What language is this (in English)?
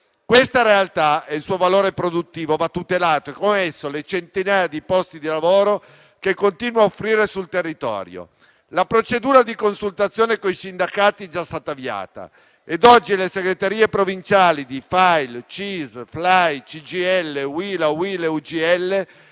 Italian